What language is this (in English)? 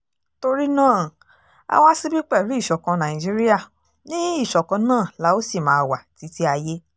Yoruba